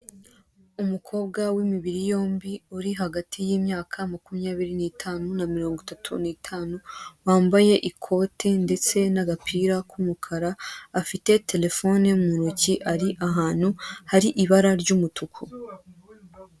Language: Kinyarwanda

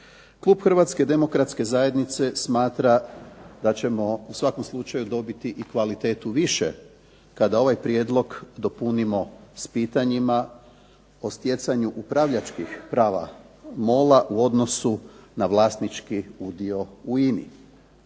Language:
Croatian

